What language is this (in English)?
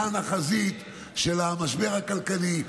Hebrew